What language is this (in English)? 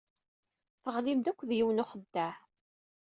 Kabyle